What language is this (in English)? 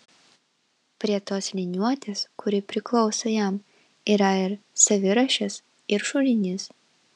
Lithuanian